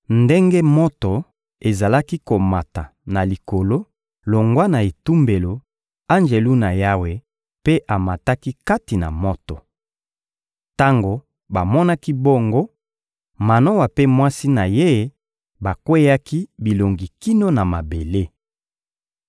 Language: Lingala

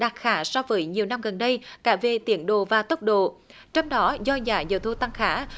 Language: Vietnamese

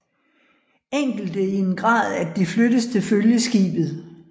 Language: Danish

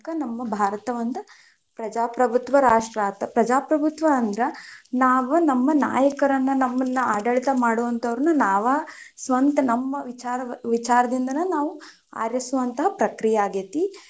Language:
Kannada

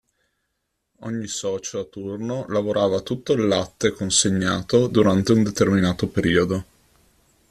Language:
Italian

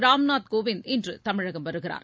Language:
Tamil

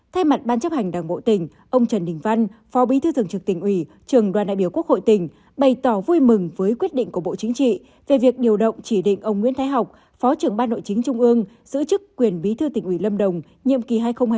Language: Vietnamese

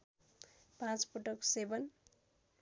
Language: Nepali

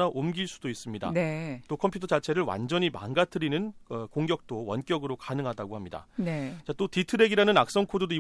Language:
Korean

